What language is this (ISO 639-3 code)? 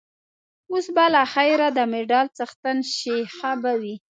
pus